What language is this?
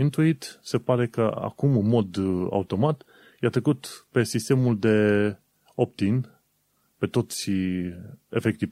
Romanian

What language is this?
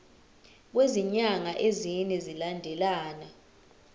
Zulu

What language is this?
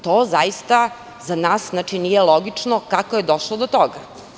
Serbian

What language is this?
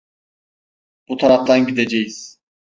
Turkish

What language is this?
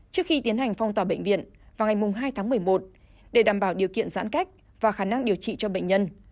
Vietnamese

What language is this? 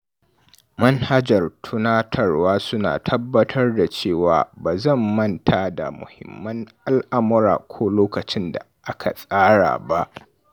Hausa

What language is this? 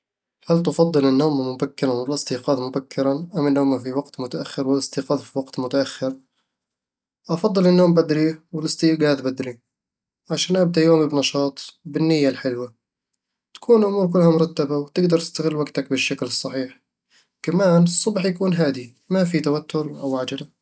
Eastern Egyptian Bedawi Arabic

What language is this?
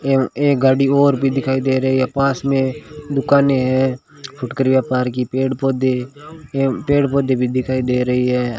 Hindi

